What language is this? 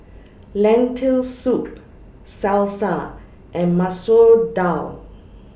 English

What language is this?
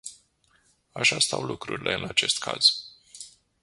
Romanian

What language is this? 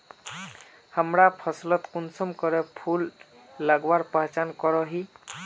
Magahi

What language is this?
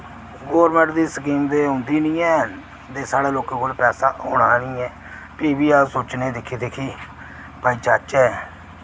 Dogri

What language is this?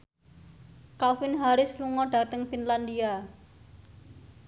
Javanese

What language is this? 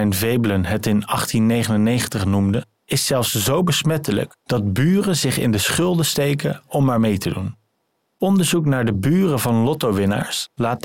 Dutch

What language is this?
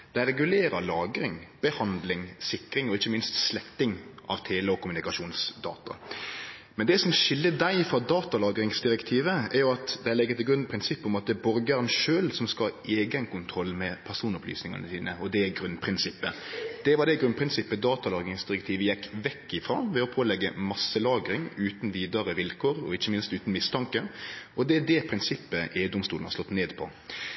Norwegian Nynorsk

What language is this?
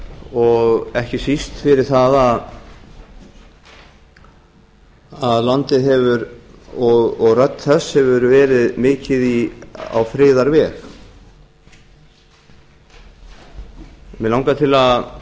Icelandic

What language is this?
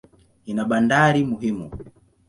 Swahili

